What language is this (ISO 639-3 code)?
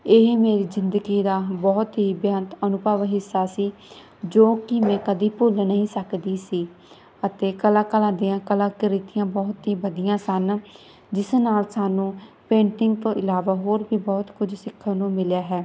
pan